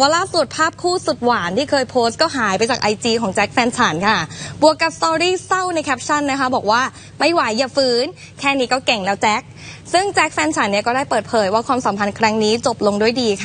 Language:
Thai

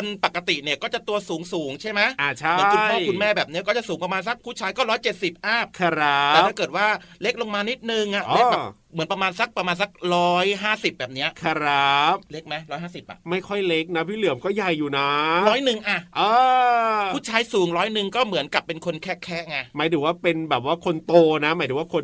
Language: Thai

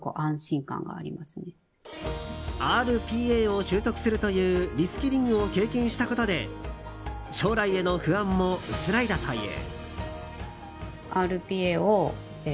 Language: Japanese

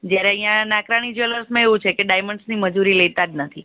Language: Gujarati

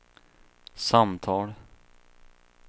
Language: Swedish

